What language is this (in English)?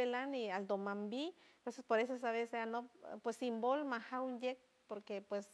San Francisco Del Mar Huave